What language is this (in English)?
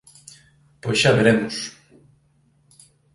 Galician